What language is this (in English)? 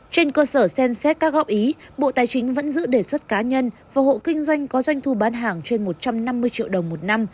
Vietnamese